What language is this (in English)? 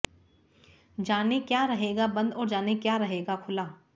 Hindi